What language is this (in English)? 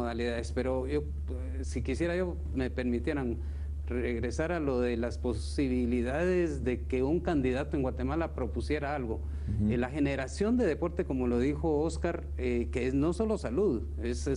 Spanish